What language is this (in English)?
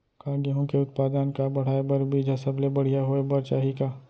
Chhattisgarhi